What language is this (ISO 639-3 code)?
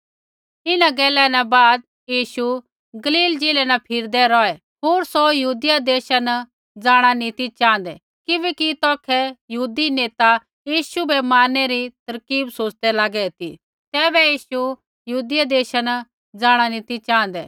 kfx